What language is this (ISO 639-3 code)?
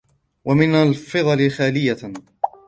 ara